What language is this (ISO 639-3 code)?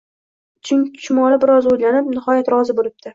uzb